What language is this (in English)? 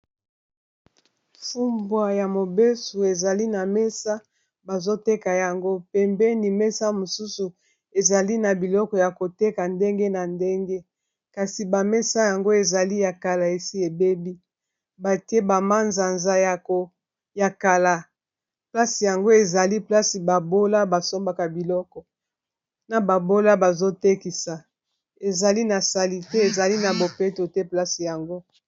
Lingala